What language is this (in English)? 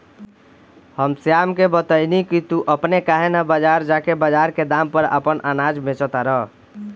Bhojpuri